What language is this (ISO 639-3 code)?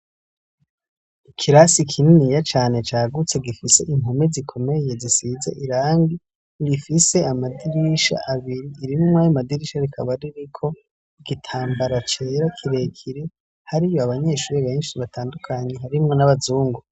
run